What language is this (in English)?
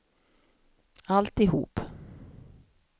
Swedish